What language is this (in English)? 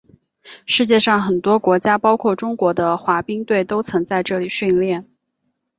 Chinese